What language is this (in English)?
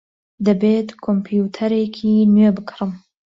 Central Kurdish